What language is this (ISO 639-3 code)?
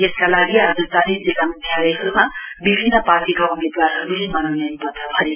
nep